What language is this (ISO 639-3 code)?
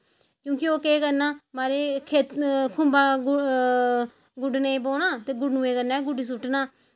doi